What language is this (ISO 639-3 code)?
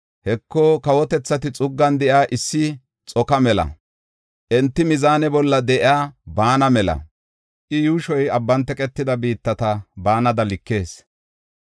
gof